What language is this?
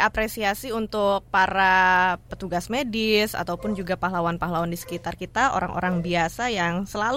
Indonesian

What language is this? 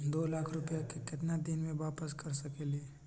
Magahi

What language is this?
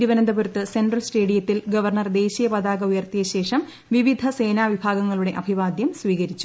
Malayalam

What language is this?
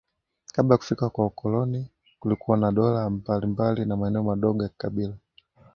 Swahili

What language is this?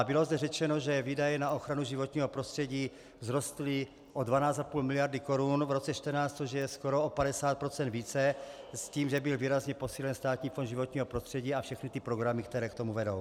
Czech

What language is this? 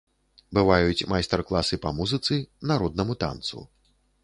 Belarusian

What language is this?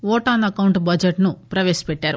Telugu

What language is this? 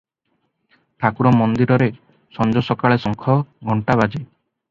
Odia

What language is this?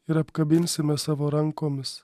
Lithuanian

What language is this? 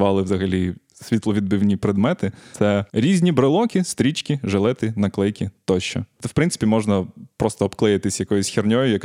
Ukrainian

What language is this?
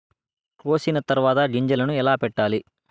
Telugu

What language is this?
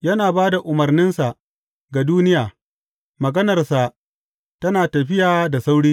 Hausa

